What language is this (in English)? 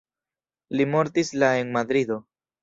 Esperanto